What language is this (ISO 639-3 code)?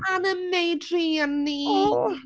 cym